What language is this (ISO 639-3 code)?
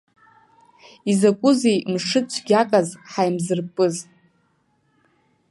abk